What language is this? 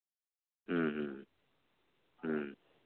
Santali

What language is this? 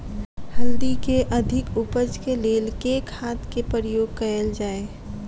Maithili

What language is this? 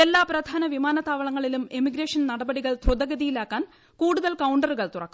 Malayalam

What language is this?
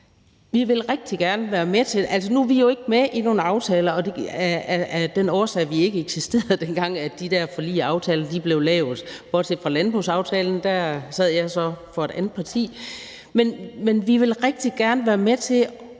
Danish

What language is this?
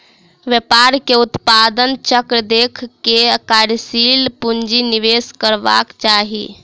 Maithili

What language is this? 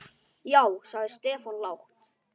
Icelandic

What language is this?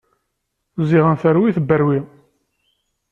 Kabyle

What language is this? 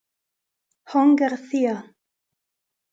Italian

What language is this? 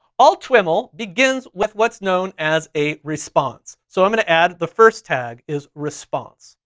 English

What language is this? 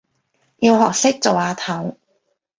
Cantonese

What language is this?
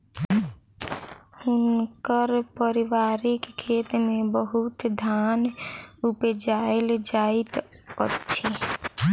Maithili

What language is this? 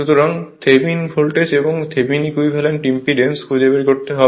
Bangla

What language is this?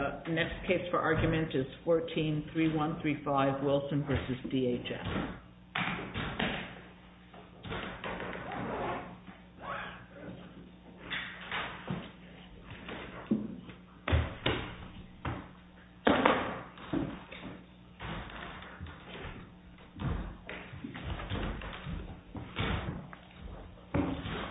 English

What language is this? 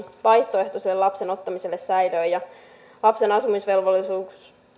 Finnish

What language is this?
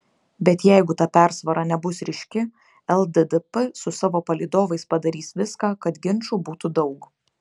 Lithuanian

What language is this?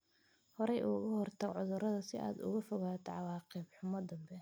Somali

